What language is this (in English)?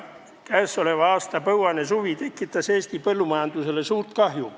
Estonian